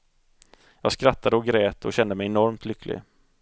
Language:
Swedish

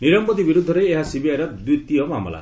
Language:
Odia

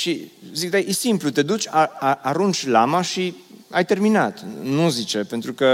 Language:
Romanian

